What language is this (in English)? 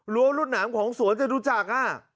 Thai